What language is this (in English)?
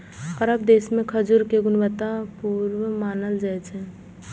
Maithili